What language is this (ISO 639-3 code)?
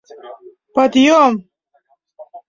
chm